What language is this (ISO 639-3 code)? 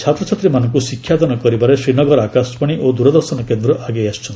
ori